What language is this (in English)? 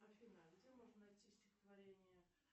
Russian